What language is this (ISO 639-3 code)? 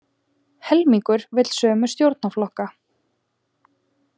isl